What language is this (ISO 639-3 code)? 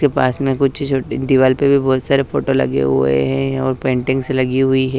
hin